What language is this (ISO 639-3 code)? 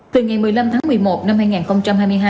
vie